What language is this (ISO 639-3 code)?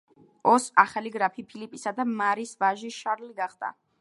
kat